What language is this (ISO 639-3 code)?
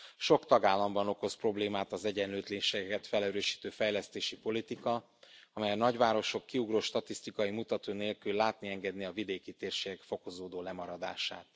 hun